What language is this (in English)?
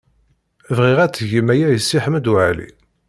Kabyle